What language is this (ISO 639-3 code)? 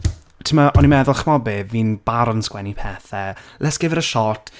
cym